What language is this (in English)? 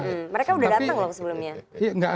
Indonesian